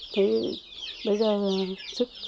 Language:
Vietnamese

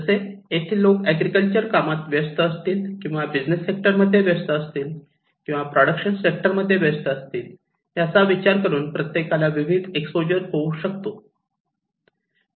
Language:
Marathi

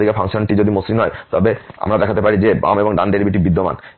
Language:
Bangla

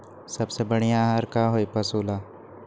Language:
Magahi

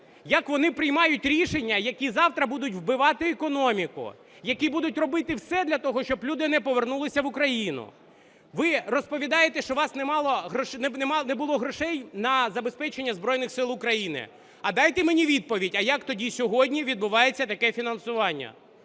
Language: Ukrainian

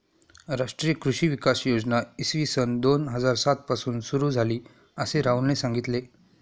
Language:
Marathi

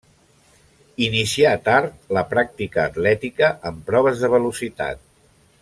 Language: Catalan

